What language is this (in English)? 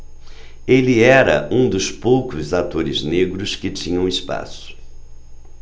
Portuguese